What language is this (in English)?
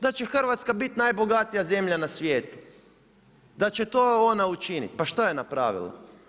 Croatian